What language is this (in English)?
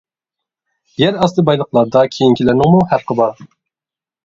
Uyghur